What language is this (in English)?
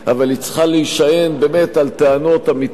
Hebrew